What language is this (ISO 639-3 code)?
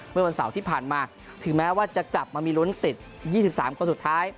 tha